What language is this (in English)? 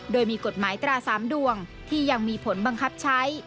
Thai